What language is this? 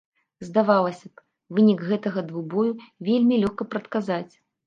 Belarusian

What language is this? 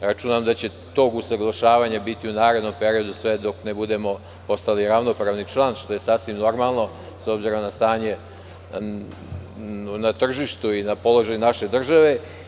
Serbian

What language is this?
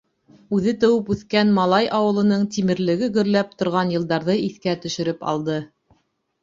Bashkir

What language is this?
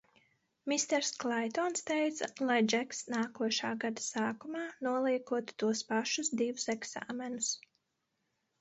Latvian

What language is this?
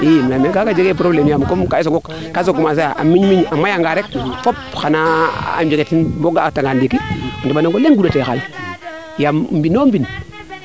Serer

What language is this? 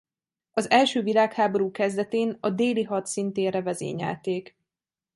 Hungarian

